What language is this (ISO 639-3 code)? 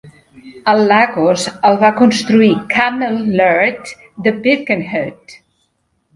cat